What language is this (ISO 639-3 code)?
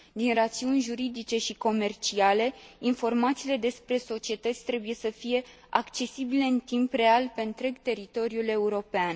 ron